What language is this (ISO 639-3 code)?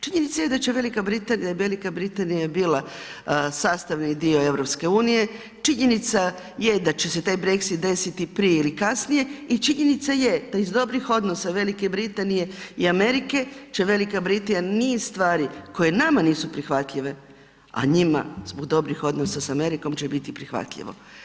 hrv